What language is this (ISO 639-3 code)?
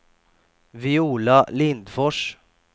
swe